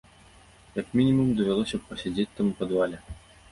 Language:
Belarusian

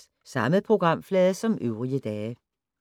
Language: Danish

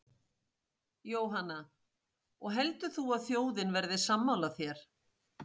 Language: Icelandic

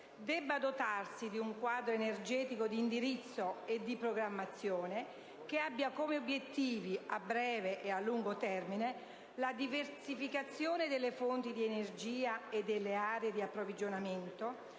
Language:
Italian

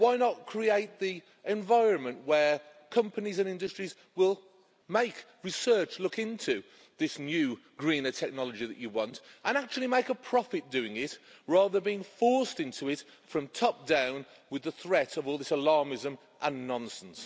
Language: English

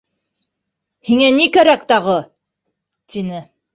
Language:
Bashkir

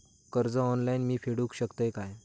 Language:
Marathi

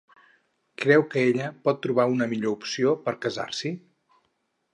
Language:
Catalan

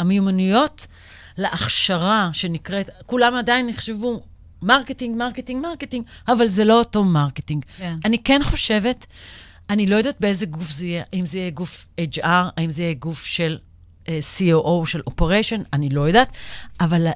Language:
Hebrew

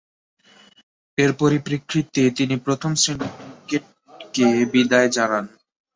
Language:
Bangla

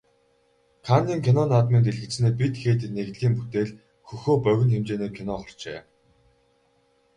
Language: Mongolian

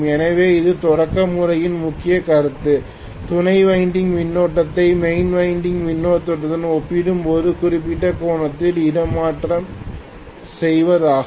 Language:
Tamil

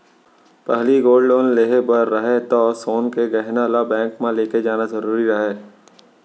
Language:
Chhattisgarhi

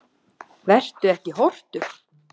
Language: Icelandic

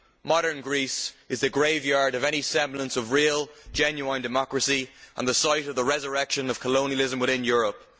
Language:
English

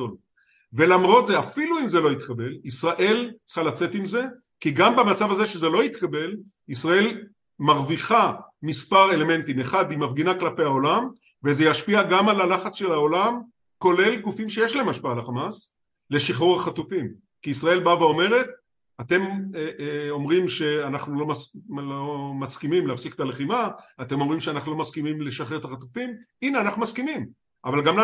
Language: Hebrew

